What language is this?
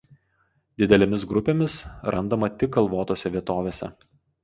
Lithuanian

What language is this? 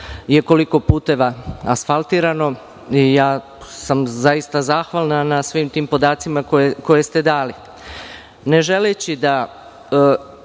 Serbian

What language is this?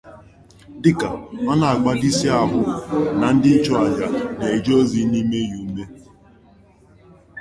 Igbo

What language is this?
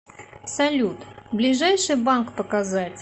Russian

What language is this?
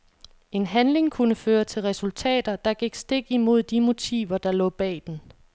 Danish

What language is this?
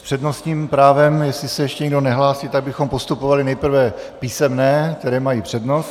Czech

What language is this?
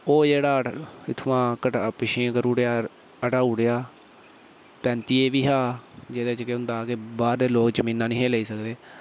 Dogri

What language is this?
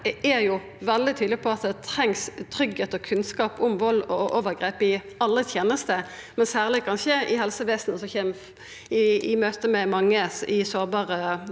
Norwegian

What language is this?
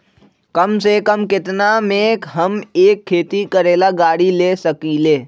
Magahi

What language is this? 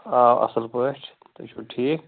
Kashmiri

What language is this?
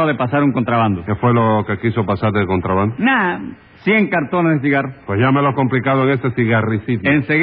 Spanish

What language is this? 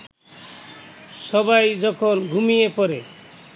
Bangla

